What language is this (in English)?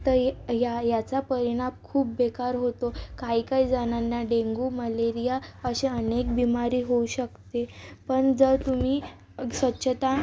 Marathi